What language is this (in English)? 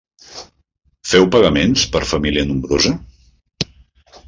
Catalan